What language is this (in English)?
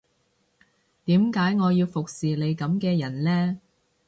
Cantonese